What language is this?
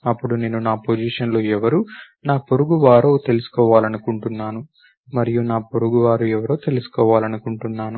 Telugu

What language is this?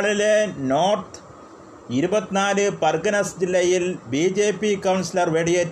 Malayalam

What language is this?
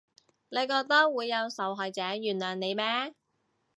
Cantonese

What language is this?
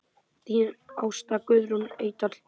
Icelandic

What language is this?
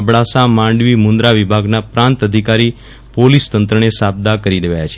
Gujarati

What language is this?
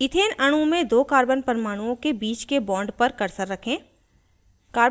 Hindi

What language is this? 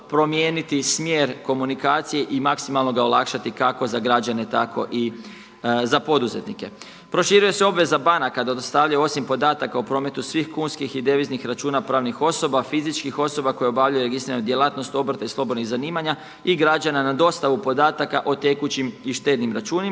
Croatian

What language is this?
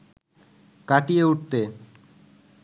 Bangla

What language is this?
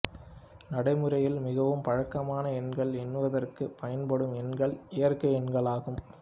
Tamil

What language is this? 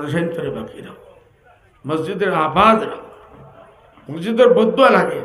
Arabic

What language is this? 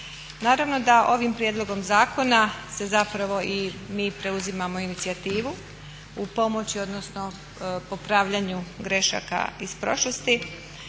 Croatian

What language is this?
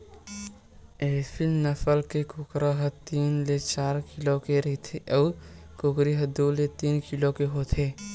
Chhattisgarhi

